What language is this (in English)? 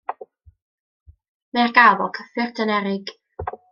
Welsh